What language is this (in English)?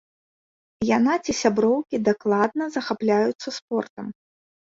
Belarusian